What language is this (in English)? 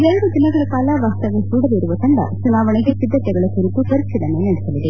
Kannada